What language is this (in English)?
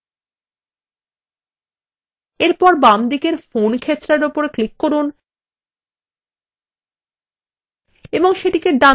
Bangla